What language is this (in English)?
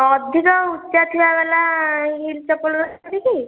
Odia